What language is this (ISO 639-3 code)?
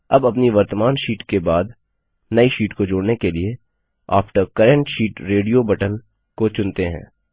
hin